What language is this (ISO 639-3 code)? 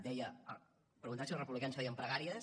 cat